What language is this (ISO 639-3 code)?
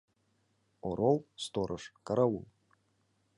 chm